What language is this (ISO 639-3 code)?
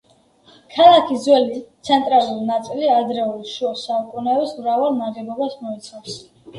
kat